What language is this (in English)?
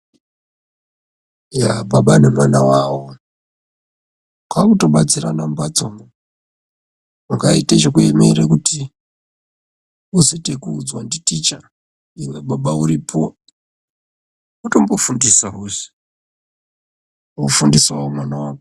Ndau